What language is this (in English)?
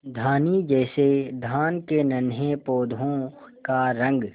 Hindi